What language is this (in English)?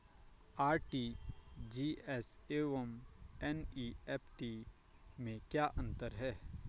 Hindi